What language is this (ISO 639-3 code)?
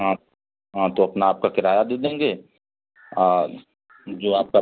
hin